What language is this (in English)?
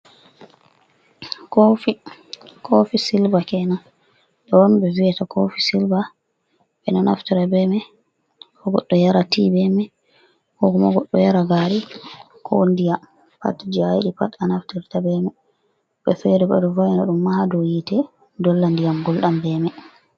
Fula